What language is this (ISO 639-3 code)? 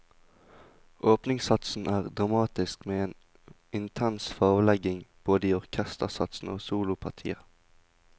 nor